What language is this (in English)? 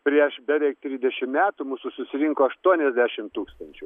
Lithuanian